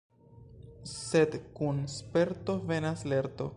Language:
Esperanto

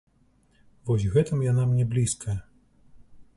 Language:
Belarusian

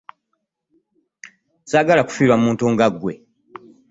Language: Ganda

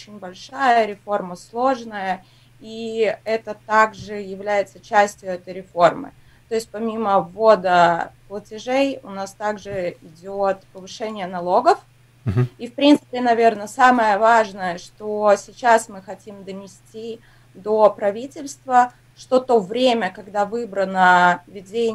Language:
Russian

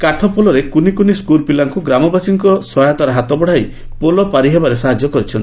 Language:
Odia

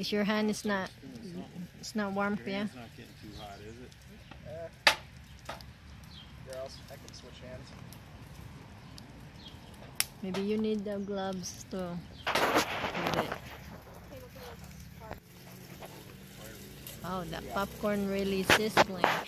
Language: English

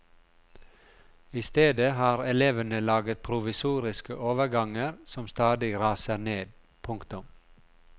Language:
Norwegian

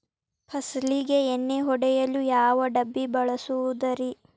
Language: Kannada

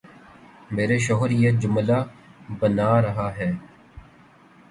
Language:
Urdu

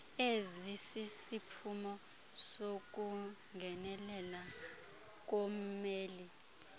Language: Xhosa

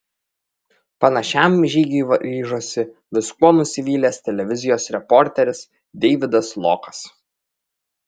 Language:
Lithuanian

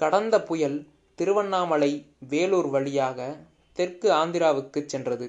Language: Tamil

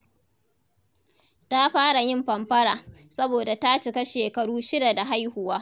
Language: Hausa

